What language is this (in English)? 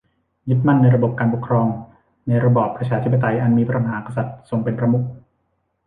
Thai